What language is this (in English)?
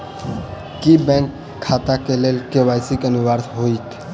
Maithili